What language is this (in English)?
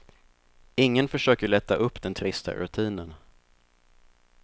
Swedish